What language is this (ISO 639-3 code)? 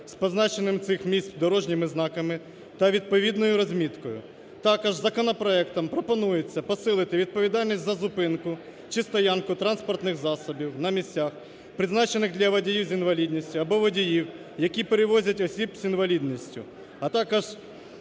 ukr